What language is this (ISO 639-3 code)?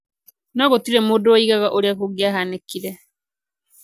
kik